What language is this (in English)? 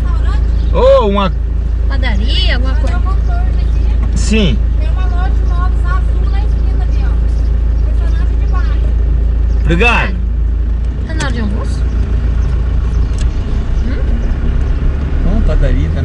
Portuguese